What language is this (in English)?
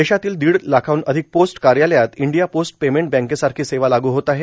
Marathi